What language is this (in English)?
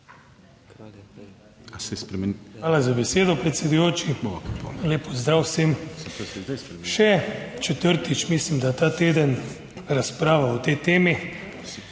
Slovenian